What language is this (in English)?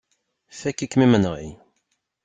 Kabyle